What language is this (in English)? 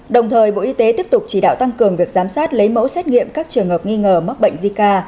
Vietnamese